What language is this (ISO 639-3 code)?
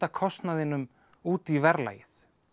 isl